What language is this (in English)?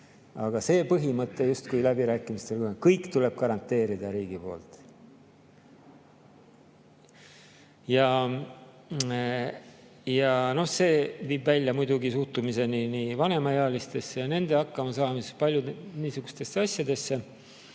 Estonian